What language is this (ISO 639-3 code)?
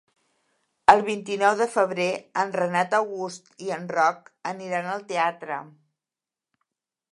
cat